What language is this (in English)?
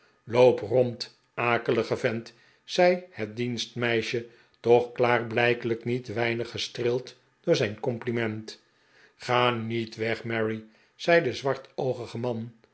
Dutch